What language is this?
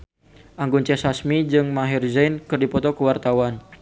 Sundanese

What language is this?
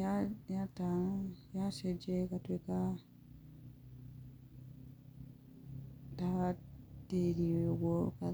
Kikuyu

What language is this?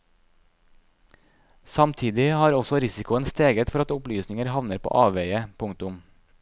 Norwegian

